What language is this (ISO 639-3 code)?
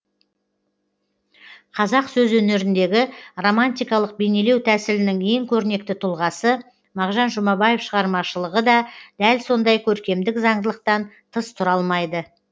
kaz